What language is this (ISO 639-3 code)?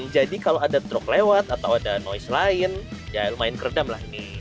ind